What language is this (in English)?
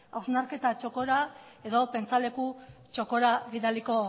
Basque